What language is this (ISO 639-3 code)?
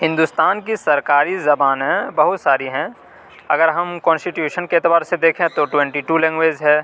urd